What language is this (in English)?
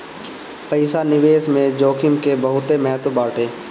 Bhojpuri